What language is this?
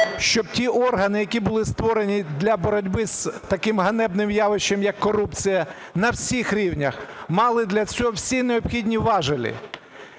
Ukrainian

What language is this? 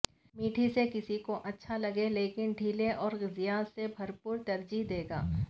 Urdu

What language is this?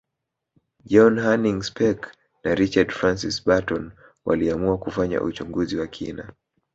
Swahili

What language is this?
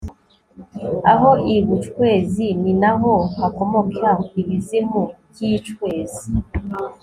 Kinyarwanda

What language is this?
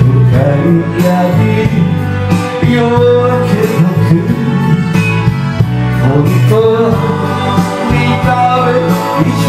Arabic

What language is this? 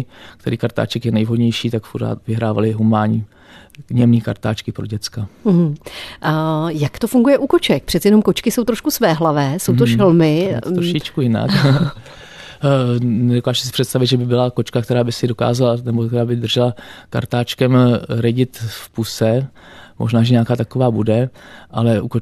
Czech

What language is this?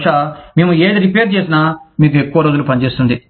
Telugu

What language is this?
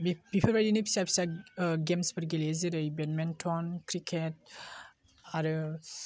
Bodo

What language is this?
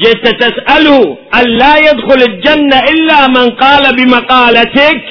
Arabic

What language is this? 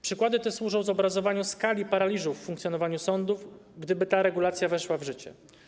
Polish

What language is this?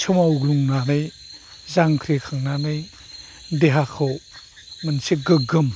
Bodo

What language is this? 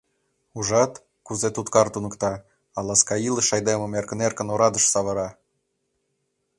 Mari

